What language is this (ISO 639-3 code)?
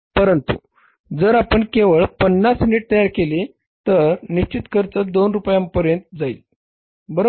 mar